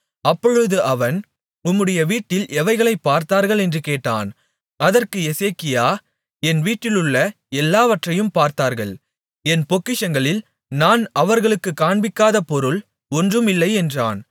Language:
Tamil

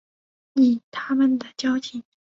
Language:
Chinese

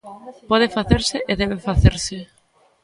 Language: Galician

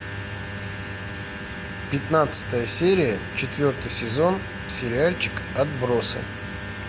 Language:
Russian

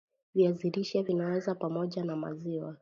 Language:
Swahili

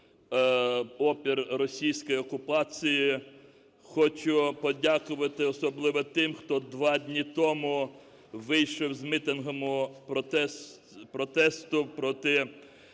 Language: Ukrainian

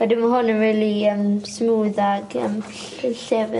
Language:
Welsh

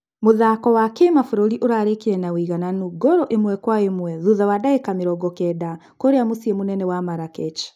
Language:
Kikuyu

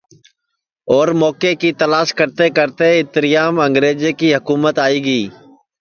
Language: Sansi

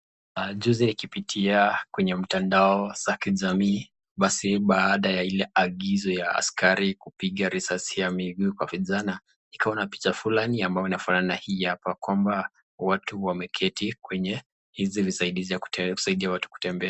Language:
Swahili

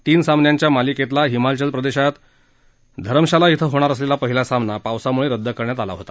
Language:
Marathi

